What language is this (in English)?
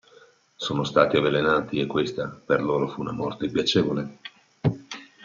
Italian